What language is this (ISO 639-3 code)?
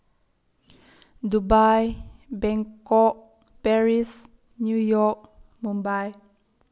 mni